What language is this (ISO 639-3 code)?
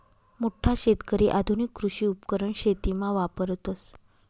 mar